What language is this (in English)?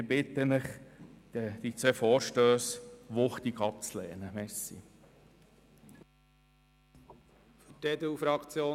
Swiss German